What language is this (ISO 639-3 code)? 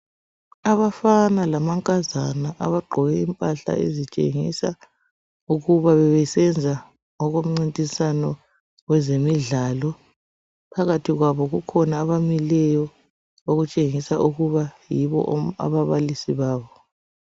nde